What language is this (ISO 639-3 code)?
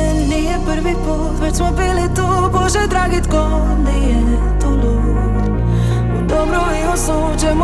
hrv